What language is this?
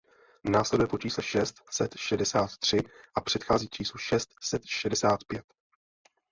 Czech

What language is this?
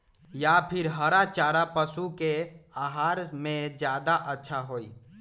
Magahi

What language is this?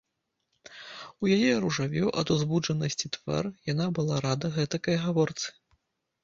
Belarusian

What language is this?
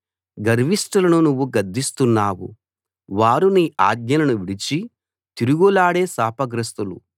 Telugu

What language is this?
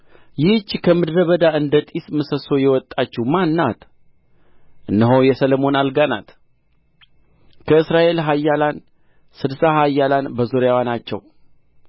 Amharic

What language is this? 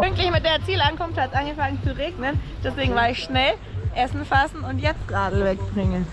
German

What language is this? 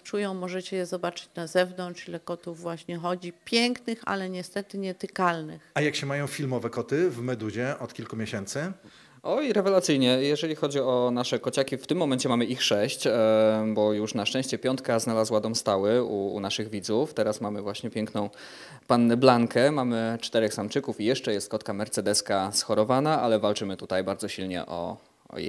Polish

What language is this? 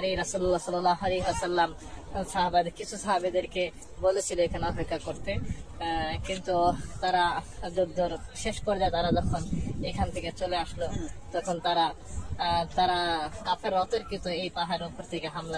Arabic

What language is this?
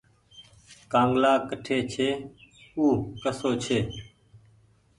Goaria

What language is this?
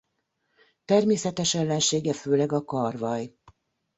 Hungarian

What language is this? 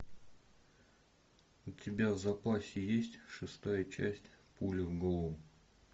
Russian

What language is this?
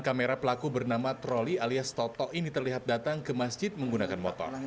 Indonesian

